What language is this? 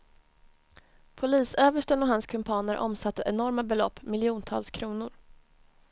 Swedish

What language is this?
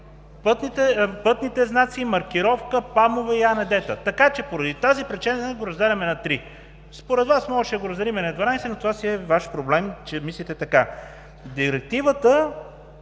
Bulgarian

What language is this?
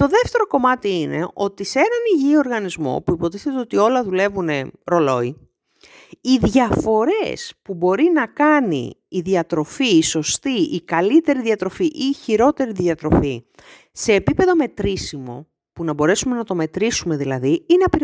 Greek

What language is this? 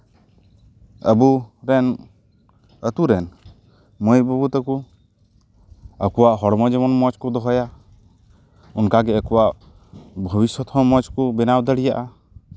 Santali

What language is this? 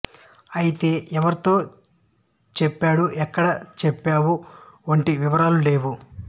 Telugu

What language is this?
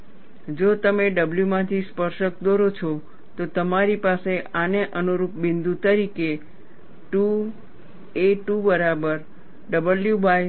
Gujarati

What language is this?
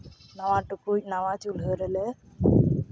Santali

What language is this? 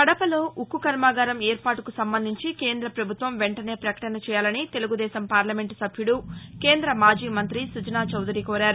Telugu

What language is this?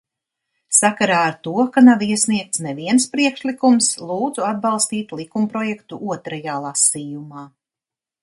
Latvian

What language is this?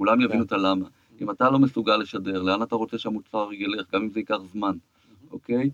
Hebrew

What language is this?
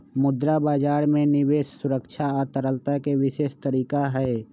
Magahi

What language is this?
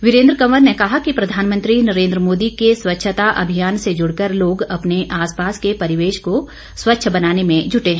Hindi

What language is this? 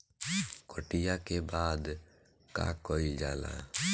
Bhojpuri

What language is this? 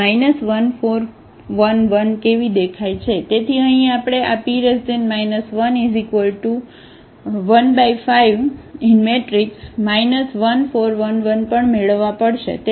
Gujarati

